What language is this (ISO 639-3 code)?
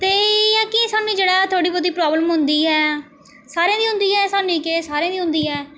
doi